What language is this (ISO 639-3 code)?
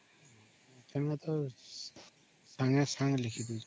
ori